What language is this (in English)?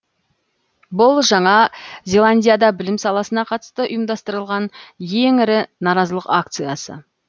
Kazakh